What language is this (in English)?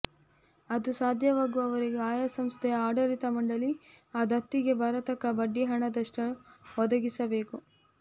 Kannada